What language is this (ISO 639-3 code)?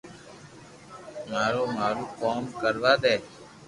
lrk